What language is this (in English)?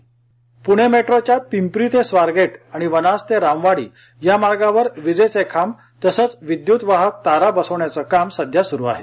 Marathi